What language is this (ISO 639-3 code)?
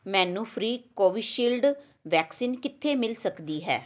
pan